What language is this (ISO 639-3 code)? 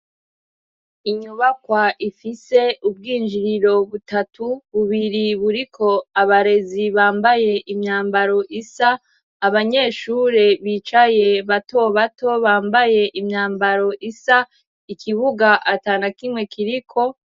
run